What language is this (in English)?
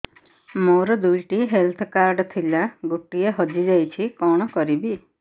Odia